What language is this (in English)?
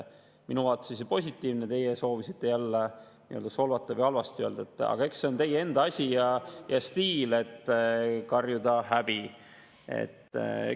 Estonian